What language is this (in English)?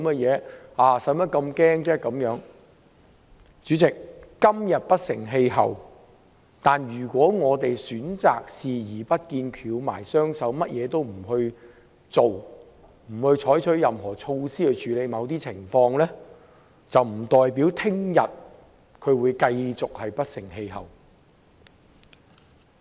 Cantonese